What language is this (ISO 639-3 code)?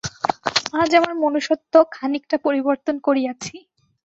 ben